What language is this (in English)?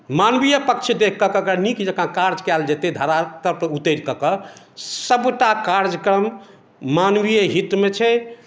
Maithili